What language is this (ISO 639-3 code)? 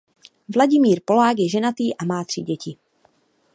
ces